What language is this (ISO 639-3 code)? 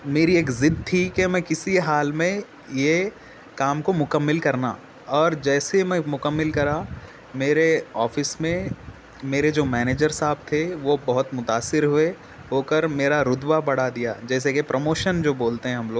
urd